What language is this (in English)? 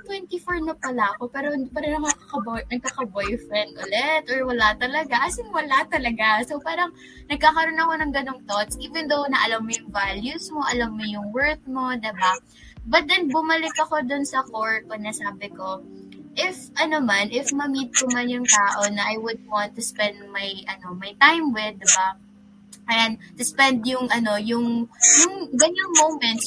Filipino